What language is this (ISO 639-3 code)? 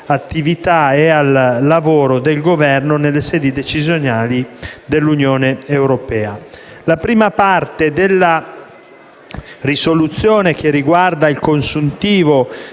ita